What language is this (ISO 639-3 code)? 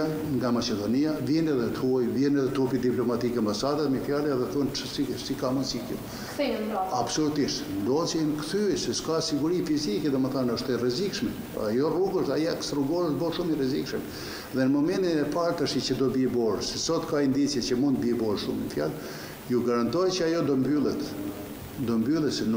ron